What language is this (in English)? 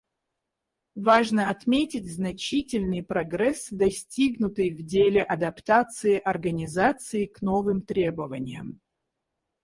Russian